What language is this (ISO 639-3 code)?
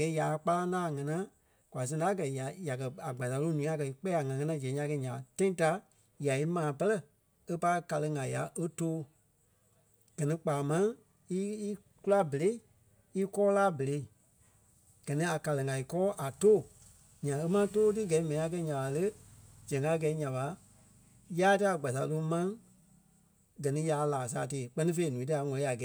kpe